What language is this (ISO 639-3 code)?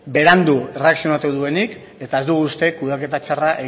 eus